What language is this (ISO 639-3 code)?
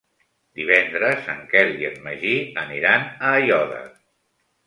cat